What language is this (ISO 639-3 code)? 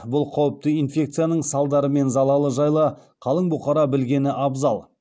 kaz